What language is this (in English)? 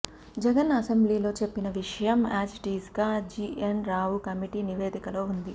Telugu